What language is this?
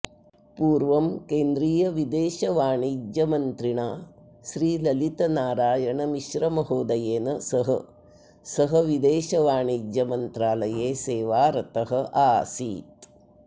Sanskrit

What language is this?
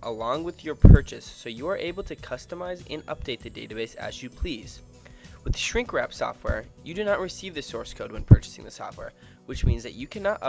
English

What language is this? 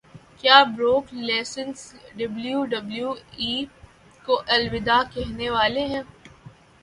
Urdu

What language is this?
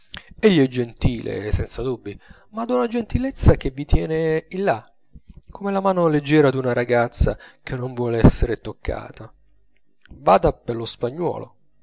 Italian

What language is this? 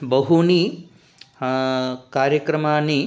Sanskrit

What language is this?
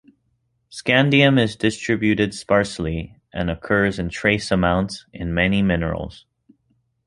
English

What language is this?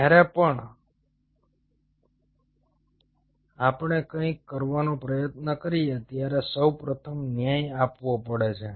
Gujarati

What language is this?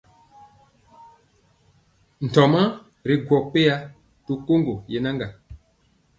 Mpiemo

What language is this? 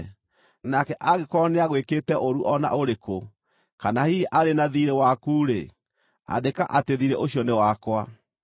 Kikuyu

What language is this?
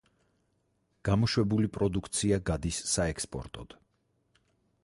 Georgian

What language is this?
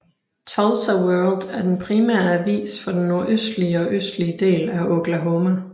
Danish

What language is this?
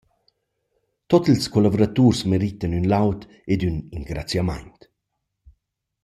Romansh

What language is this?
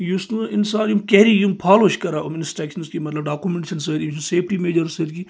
Kashmiri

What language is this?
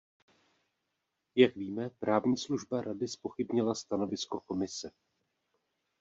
Czech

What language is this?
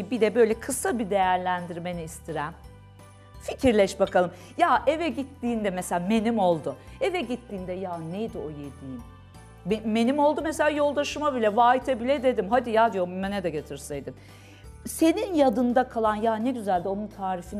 Turkish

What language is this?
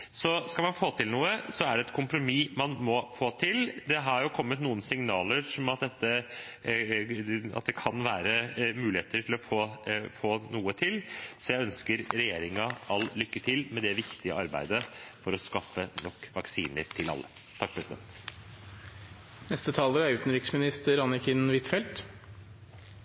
Norwegian Bokmål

